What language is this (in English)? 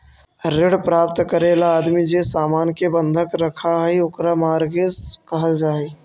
Magahi